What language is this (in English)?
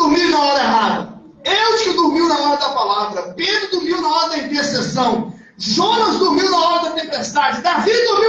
Portuguese